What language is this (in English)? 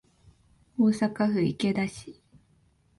Japanese